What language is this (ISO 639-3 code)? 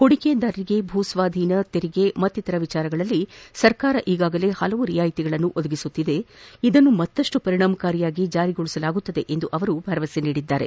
kan